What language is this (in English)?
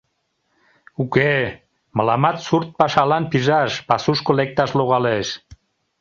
Mari